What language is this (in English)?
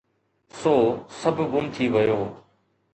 Sindhi